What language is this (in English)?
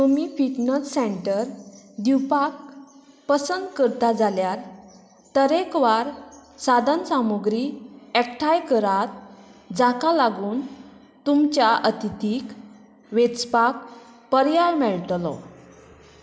Konkani